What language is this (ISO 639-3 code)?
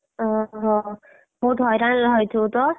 ori